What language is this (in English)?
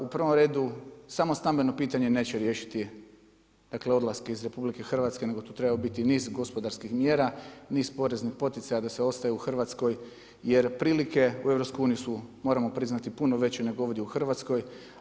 Croatian